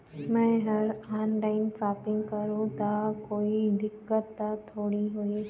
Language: Chhattisgarhi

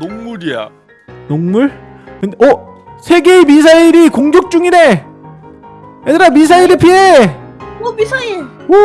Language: Korean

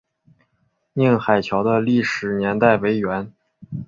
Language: Chinese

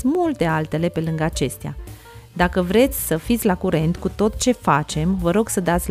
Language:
Romanian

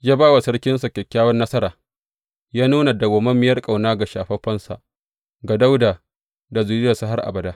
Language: Hausa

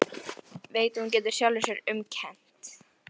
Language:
Icelandic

